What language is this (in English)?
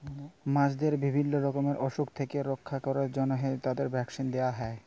Bangla